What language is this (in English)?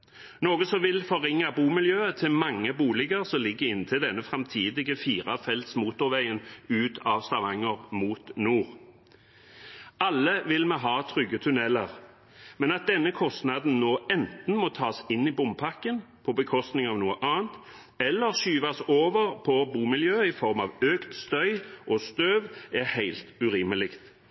Norwegian Bokmål